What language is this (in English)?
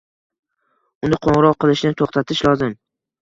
Uzbek